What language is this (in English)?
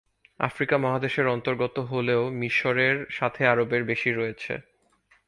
Bangla